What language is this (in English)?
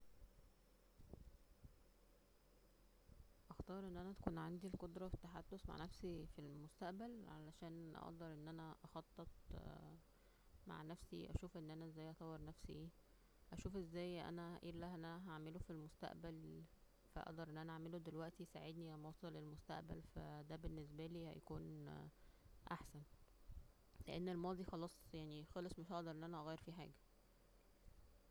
Egyptian Arabic